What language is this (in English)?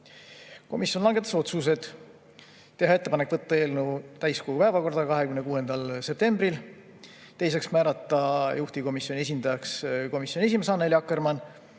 Estonian